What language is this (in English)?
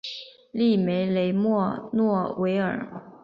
Chinese